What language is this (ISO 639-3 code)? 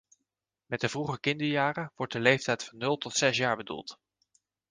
nld